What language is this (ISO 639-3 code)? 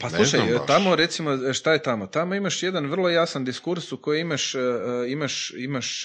hrv